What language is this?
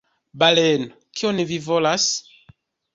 Esperanto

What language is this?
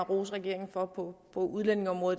Danish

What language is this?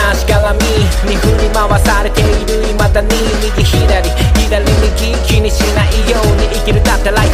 Japanese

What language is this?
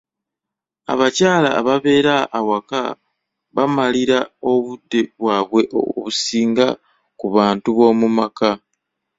Ganda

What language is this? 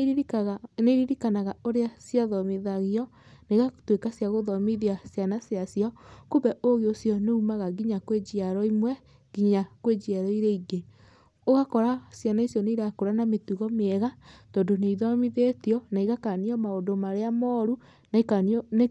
Kikuyu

